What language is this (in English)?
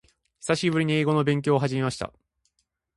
Japanese